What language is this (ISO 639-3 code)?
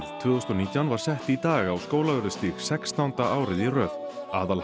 isl